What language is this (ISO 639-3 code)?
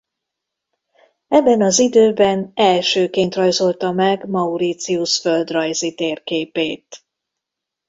hun